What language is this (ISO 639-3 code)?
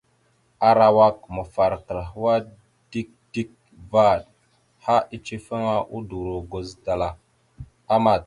mxu